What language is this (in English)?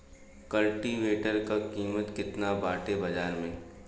Bhojpuri